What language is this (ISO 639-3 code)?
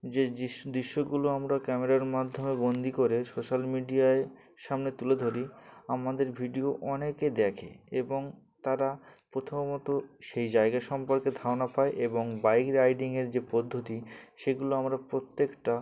ben